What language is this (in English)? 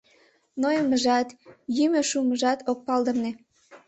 Mari